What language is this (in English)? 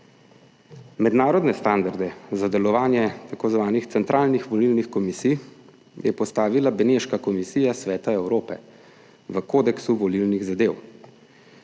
Slovenian